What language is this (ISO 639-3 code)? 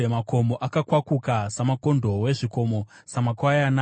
sna